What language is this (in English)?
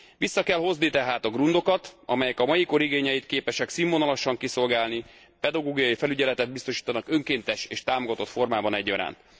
Hungarian